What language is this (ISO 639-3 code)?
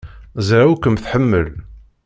kab